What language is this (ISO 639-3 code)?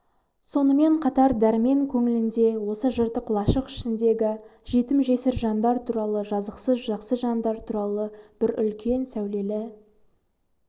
kaz